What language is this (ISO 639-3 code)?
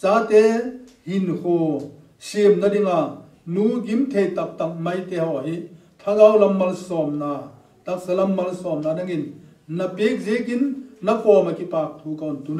tur